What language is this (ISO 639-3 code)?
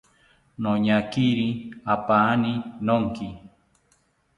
cpy